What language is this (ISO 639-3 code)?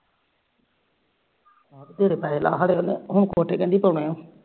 pan